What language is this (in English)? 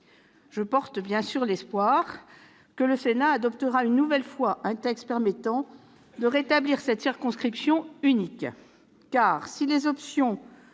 French